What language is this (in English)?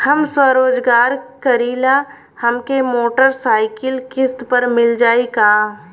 Bhojpuri